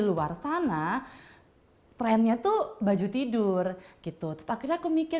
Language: Indonesian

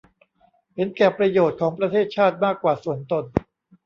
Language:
Thai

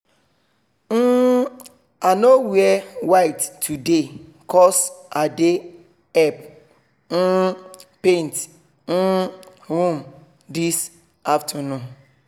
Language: Nigerian Pidgin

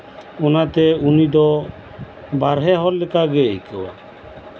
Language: Santali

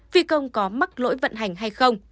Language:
Vietnamese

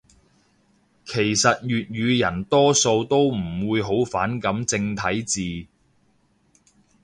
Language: Cantonese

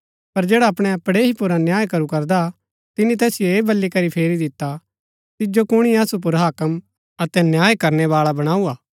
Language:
Gaddi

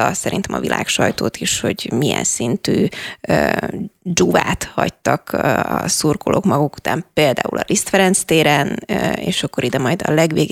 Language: Hungarian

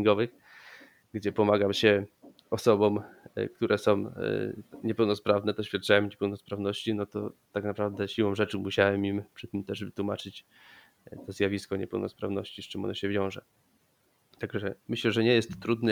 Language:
Polish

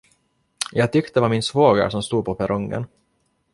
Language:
Swedish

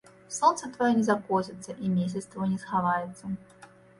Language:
Belarusian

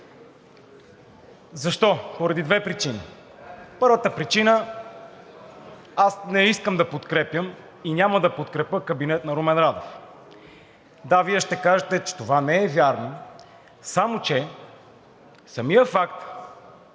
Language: Bulgarian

